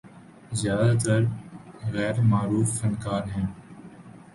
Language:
Urdu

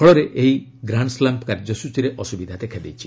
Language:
Odia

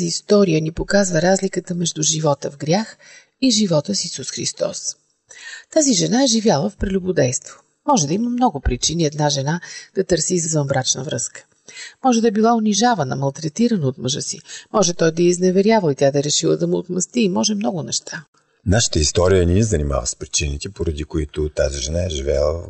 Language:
Bulgarian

